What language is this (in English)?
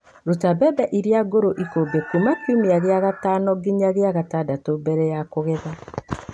Kikuyu